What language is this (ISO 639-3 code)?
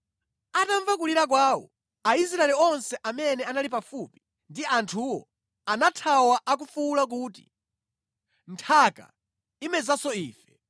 nya